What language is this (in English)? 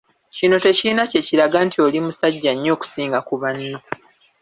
Ganda